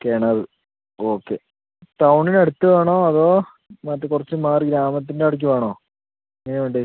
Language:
Malayalam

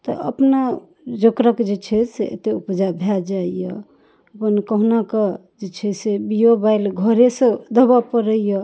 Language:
Maithili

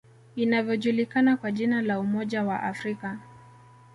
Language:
Swahili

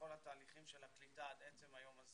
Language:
Hebrew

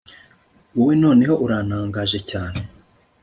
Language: Kinyarwanda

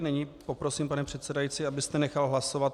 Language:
Czech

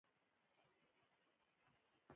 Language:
Pashto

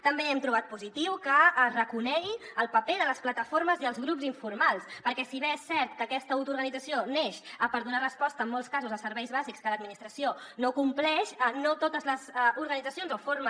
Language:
Catalan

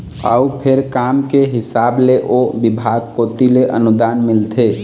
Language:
Chhattisgarhi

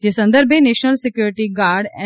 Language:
Gujarati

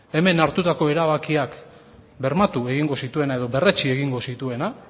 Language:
Basque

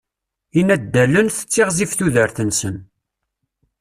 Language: Kabyle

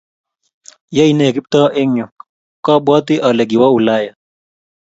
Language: Kalenjin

